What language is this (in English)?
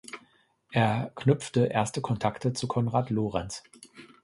German